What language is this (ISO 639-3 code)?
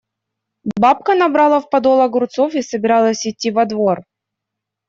rus